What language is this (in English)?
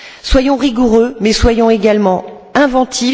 French